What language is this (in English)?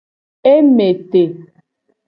Gen